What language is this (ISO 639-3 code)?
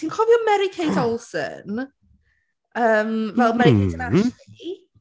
cym